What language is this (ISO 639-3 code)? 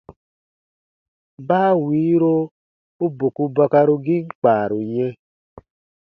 bba